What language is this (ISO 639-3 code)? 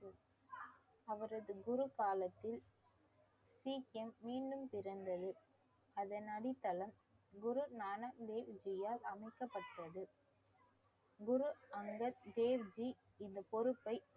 tam